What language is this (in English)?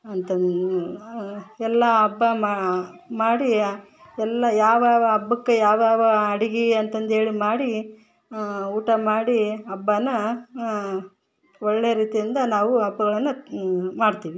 Kannada